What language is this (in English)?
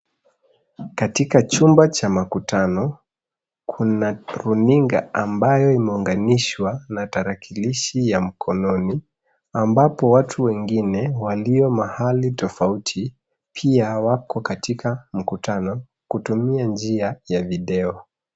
Swahili